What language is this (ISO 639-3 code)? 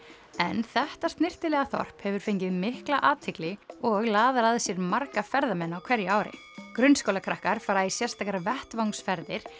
isl